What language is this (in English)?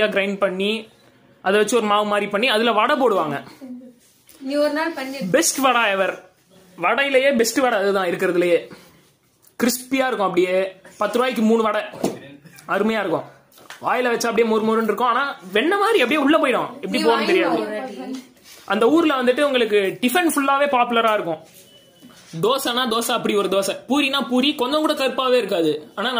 Tamil